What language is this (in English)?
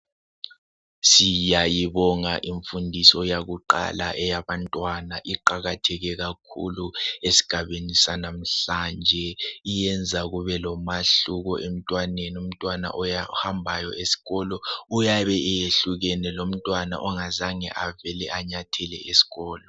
North Ndebele